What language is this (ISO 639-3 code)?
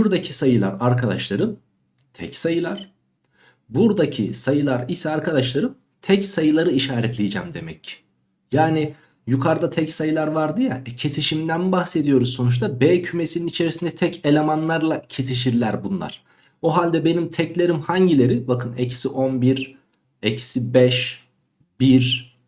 tur